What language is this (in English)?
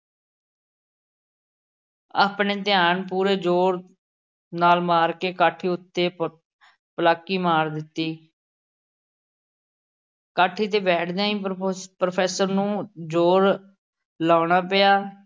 Punjabi